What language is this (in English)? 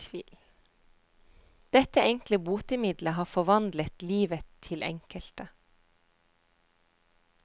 Norwegian